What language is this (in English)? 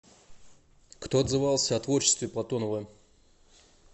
Russian